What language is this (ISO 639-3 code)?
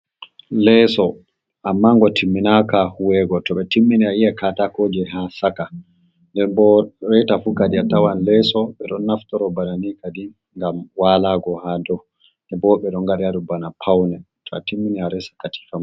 ful